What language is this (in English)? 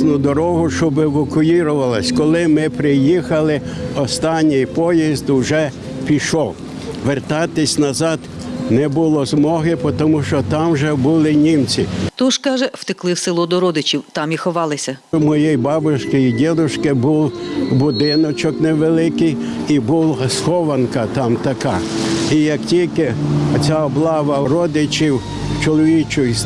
Ukrainian